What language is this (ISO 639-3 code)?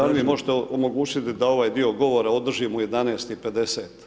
hrv